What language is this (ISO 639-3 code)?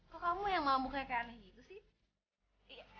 ind